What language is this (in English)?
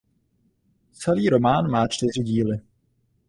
Czech